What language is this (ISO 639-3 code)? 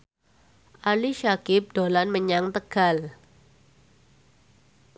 jav